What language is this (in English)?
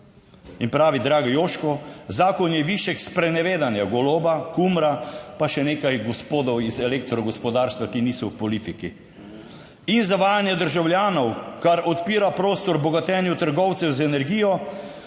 Slovenian